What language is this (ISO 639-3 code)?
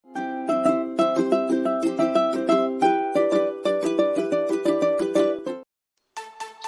vie